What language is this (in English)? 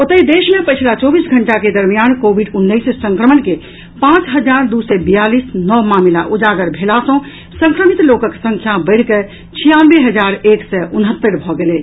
Maithili